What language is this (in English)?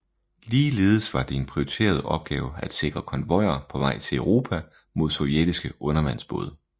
Danish